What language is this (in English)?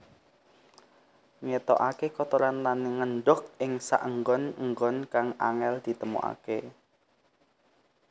Javanese